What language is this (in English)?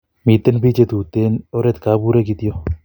Kalenjin